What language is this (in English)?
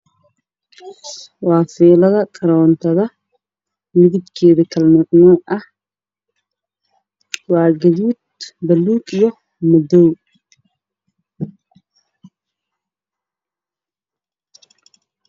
Somali